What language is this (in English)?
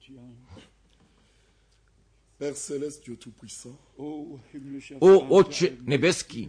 Croatian